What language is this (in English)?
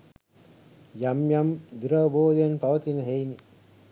Sinhala